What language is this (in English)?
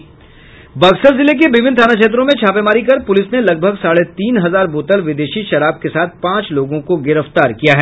Hindi